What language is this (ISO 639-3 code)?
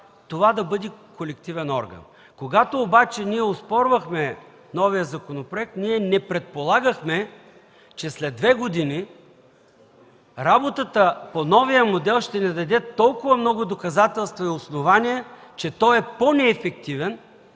bul